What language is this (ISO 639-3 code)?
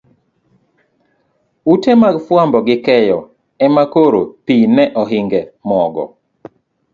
luo